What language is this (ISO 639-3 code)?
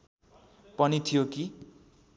nep